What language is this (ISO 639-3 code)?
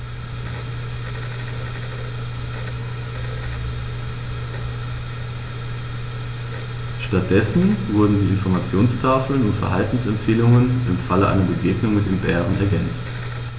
deu